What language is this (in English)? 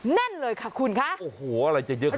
Thai